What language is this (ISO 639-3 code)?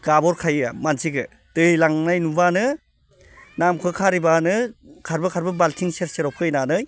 brx